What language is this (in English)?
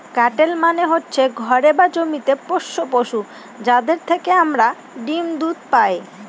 Bangla